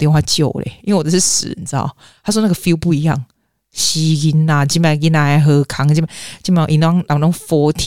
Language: Chinese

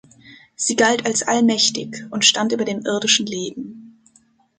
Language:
German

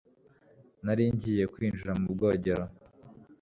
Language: Kinyarwanda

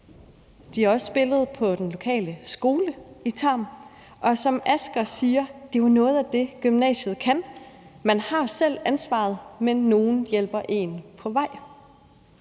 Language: Danish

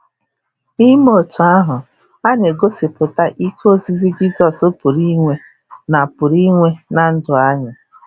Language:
Igbo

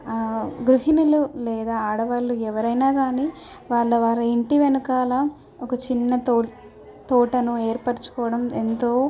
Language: Telugu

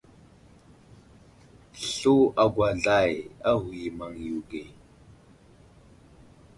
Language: Wuzlam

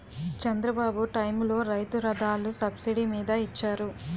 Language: Telugu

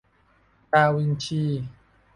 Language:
Thai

